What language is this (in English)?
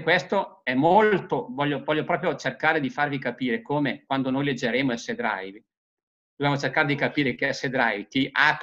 Italian